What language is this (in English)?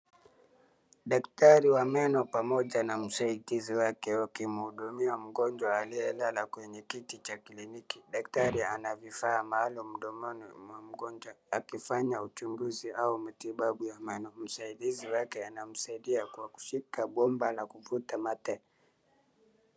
Swahili